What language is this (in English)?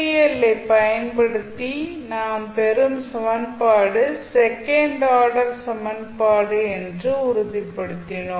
Tamil